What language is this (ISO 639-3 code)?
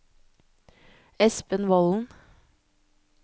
nor